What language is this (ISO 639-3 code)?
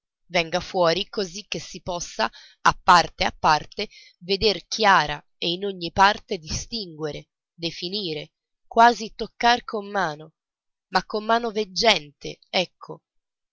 ita